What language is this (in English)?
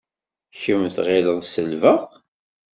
Kabyle